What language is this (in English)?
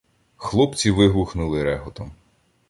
Ukrainian